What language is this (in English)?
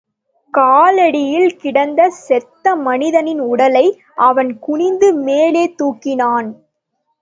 Tamil